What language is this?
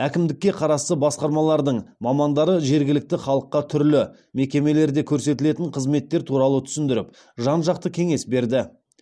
Kazakh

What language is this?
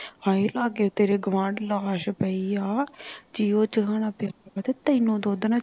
Punjabi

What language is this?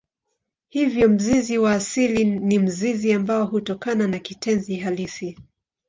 Swahili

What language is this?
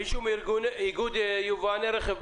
Hebrew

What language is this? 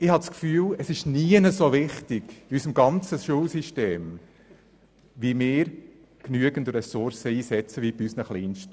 Swiss German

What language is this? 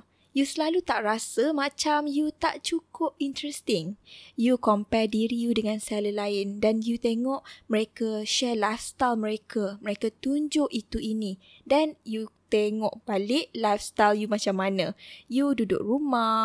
Malay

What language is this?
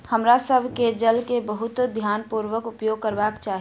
Maithili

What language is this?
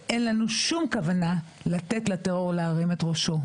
Hebrew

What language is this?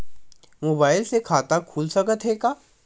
Chhattisgarhi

